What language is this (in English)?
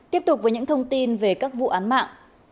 Vietnamese